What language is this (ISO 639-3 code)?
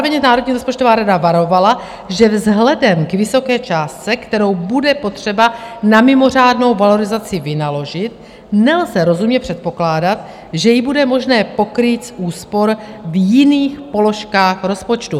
ces